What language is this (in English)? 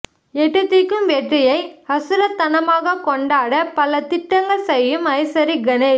Tamil